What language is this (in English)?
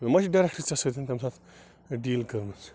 Kashmiri